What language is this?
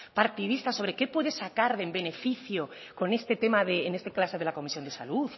Spanish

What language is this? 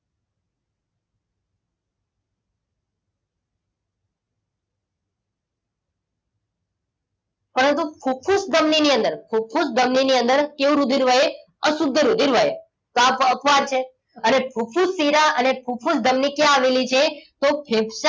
Gujarati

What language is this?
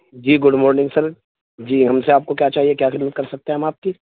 Urdu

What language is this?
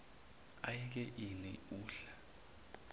Zulu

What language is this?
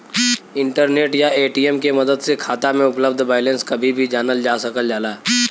Bhojpuri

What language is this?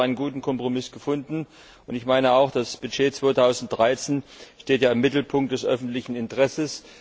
German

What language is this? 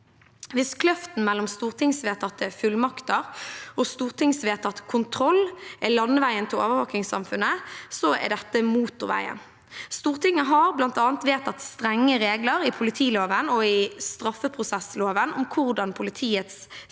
Norwegian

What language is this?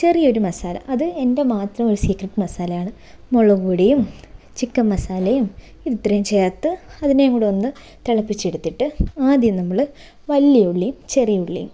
Malayalam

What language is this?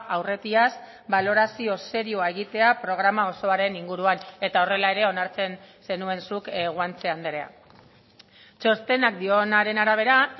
Basque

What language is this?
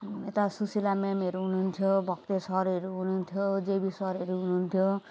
Nepali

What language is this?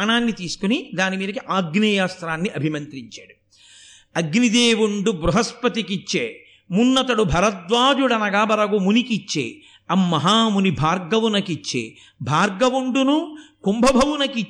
Telugu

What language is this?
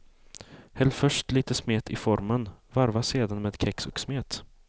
Swedish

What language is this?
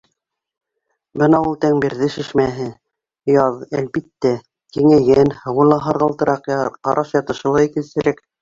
Bashkir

